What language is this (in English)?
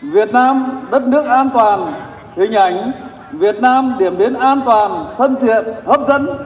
Vietnamese